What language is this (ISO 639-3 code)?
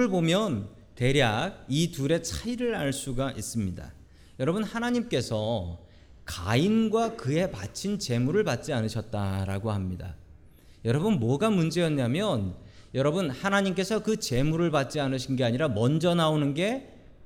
kor